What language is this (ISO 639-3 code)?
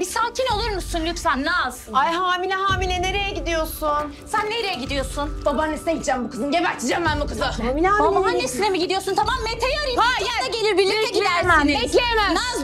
tur